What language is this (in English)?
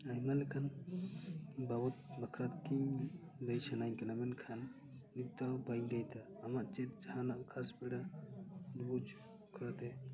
Santali